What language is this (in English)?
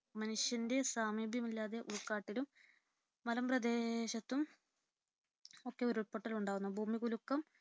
Malayalam